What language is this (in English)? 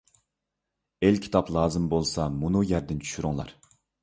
Uyghur